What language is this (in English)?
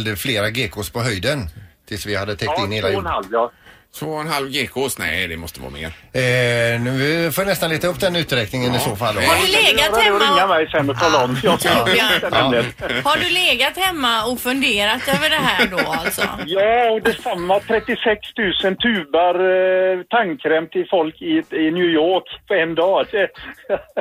Swedish